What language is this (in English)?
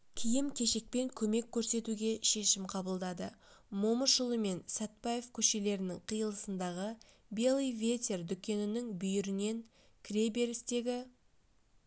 Kazakh